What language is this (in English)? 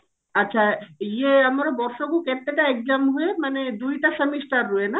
Odia